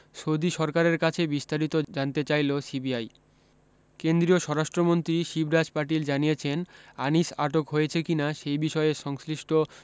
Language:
Bangla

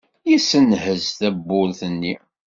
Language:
Kabyle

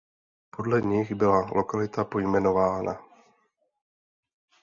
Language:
Czech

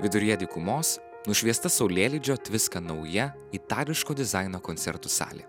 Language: Lithuanian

